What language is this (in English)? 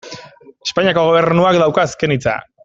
Basque